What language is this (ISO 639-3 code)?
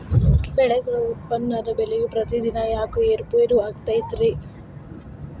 kan